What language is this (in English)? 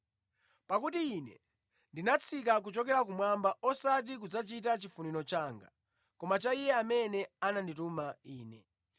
Nyanja